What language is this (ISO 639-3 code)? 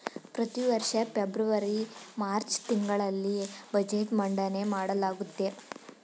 kan